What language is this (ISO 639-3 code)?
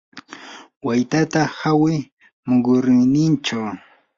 qur